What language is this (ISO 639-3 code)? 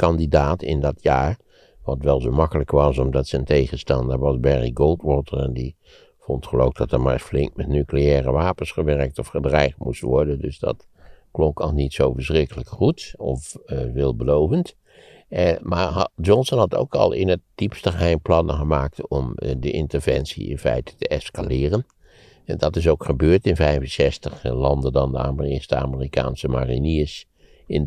nld